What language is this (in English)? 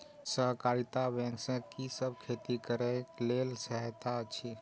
Maithili